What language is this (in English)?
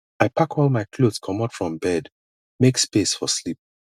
Nigerian Pidgin